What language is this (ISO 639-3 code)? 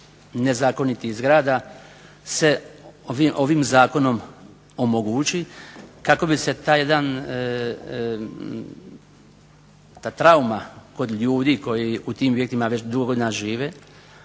hrv